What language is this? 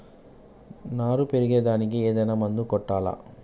Telugu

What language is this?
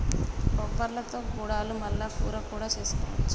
Telugu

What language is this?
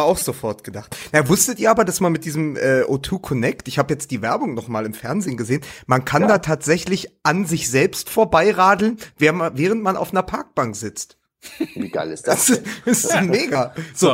German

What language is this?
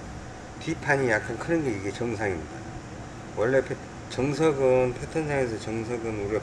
Korean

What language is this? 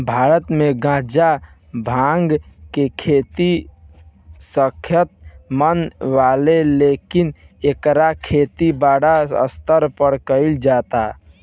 Bhojpuri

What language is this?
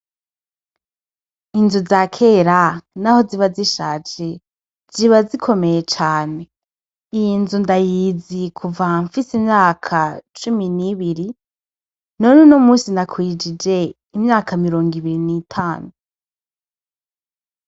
Rundi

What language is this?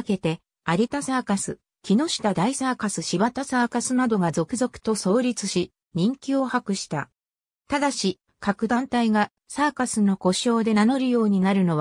Japanese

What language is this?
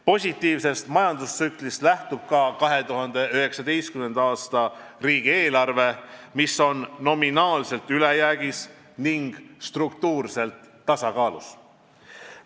Estonian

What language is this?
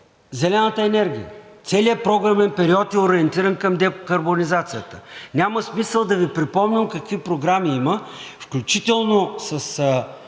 Bulgarian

